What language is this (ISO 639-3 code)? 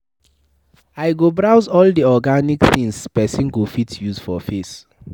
pcm